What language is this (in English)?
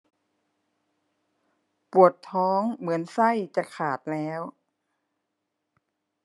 Thai